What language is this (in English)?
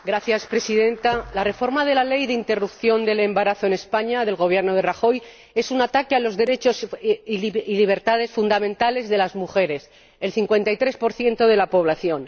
Spanish